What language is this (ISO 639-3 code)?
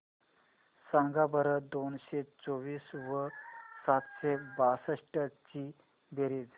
mar